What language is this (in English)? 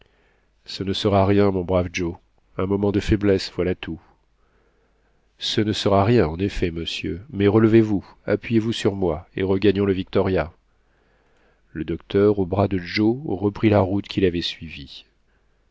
French